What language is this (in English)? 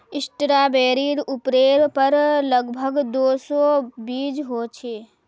Magahi